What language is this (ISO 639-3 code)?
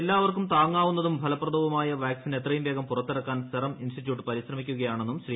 mal